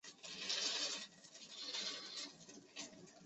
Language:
Chinese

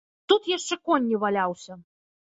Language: Belarusian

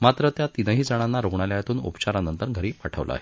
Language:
Marathi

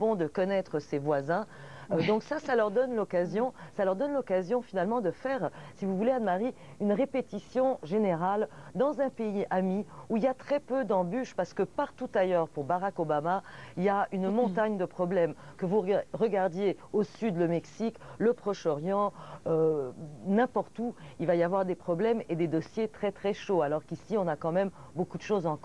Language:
French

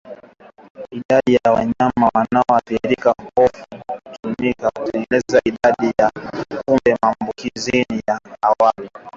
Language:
Swahili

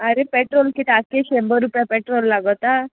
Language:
Konkani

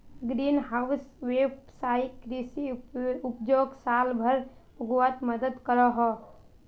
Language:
Magahi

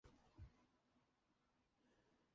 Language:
Chinese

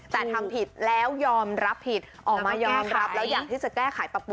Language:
Thai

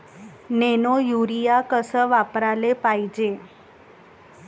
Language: Marathi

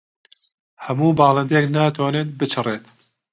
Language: Central Kurdish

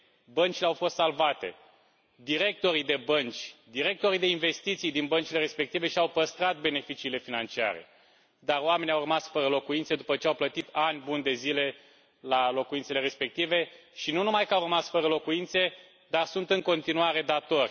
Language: Romanian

